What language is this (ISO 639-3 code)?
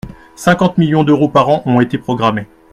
fra